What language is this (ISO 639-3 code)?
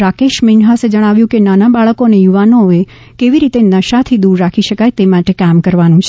guj